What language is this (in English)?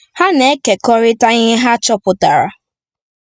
Igbo